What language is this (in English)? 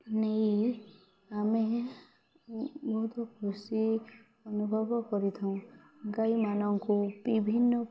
Odia